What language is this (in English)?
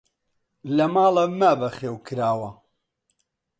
Central Kurdish